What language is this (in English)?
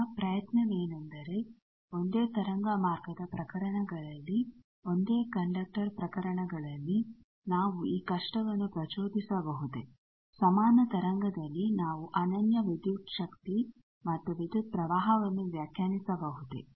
Kannada